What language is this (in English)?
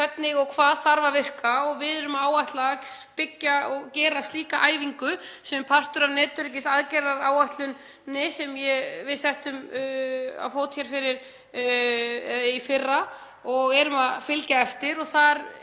Icelandic